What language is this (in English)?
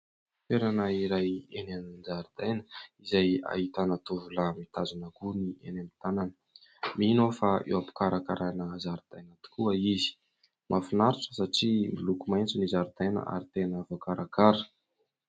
Malagasy